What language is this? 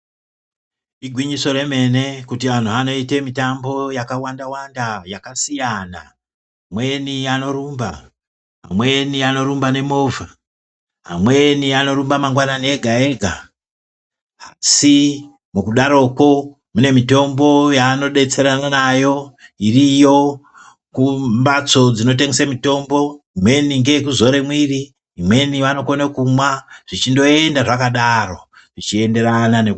Ndau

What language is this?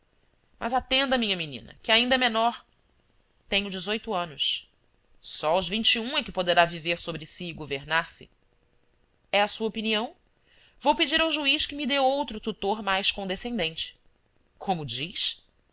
Portuguese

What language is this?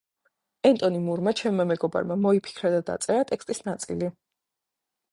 Georgian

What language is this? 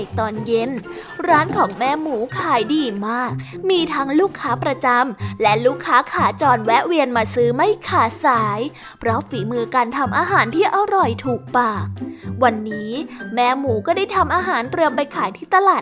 Thai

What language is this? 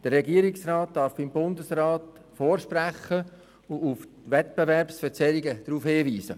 Swiss German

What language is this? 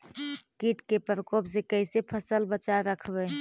Magahi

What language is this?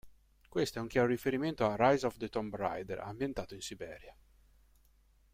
Italian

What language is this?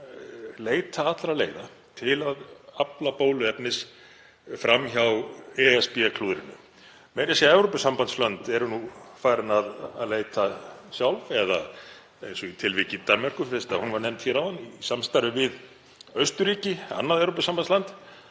Icelandic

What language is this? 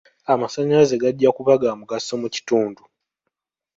Ganda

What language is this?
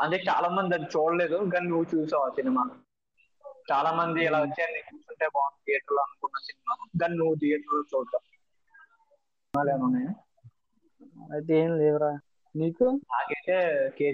Telugu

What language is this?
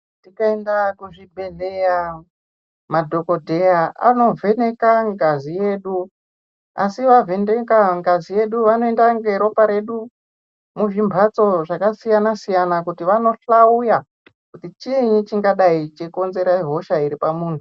Ndau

